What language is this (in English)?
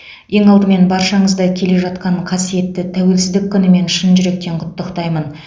Kazakh